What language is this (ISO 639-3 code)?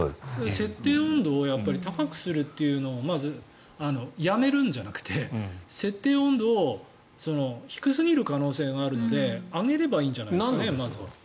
jpn